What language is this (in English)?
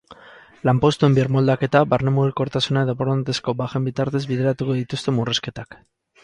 Basque